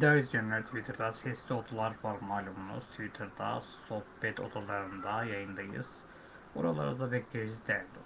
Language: Turkish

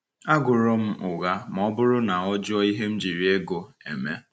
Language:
Igbo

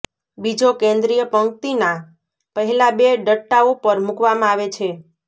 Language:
Gujarati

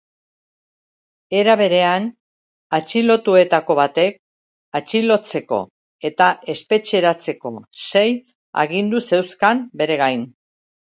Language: Basque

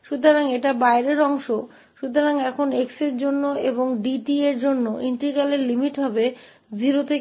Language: Hindi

